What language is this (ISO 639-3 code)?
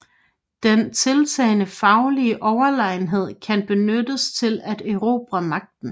dan